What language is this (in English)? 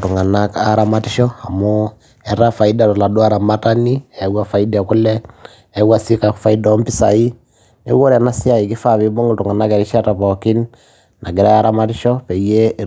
Masai